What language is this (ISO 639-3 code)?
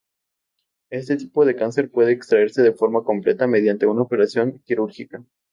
spa